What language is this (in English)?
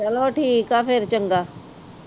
Punjabi